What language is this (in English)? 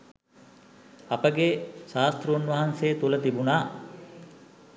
Sinhala